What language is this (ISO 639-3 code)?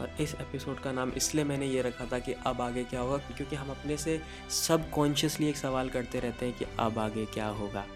hin